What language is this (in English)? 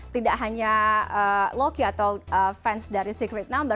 Indonesian